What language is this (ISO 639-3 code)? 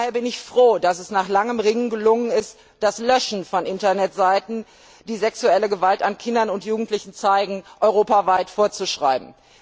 deu